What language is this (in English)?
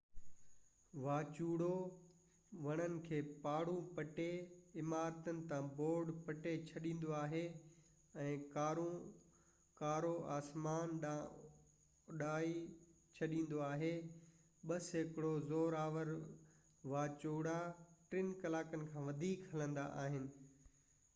Sindhi